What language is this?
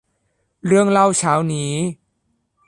Thai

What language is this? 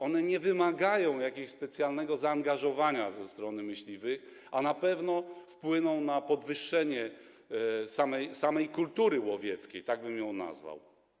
Polish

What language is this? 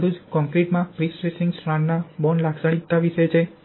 Gujarati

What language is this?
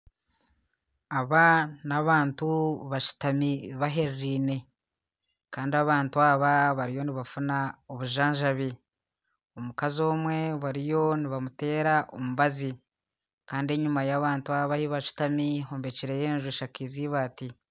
Nyankole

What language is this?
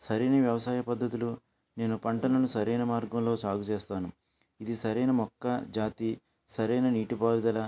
Telugu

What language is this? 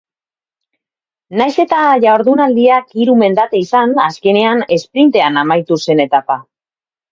Basque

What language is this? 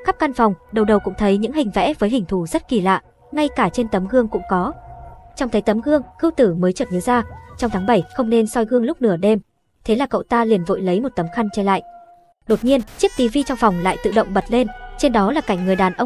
Vietnamese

